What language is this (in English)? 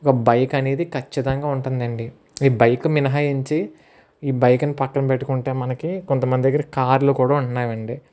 Telugu